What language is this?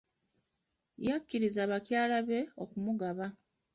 Ganda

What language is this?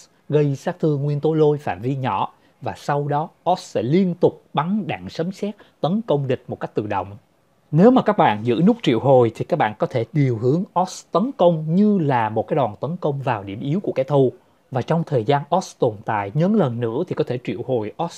Vietnamese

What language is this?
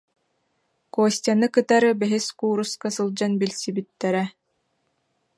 Yakut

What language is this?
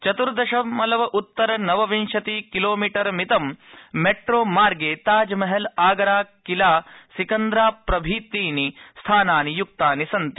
Sanskrit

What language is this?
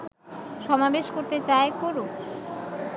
Bangla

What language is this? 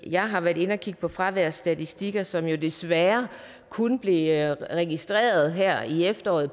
Danish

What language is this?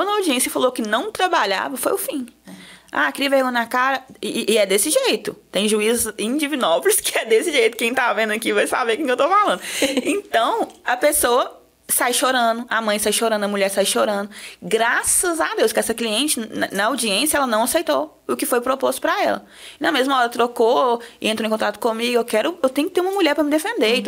Portuguese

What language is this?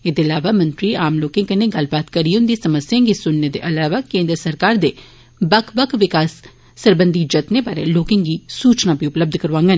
Dogri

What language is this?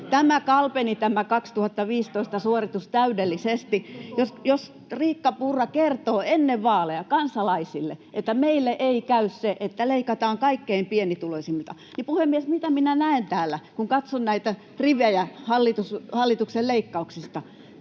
Finnish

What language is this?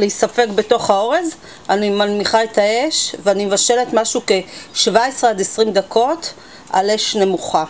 Hebrew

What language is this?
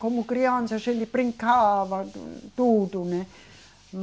Portuguese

